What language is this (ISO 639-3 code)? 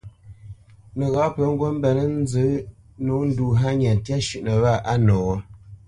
bce